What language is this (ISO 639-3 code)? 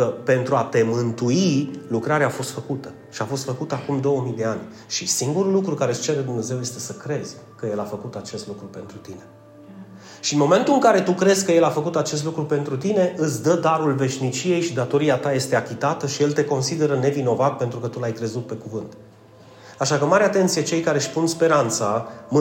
ron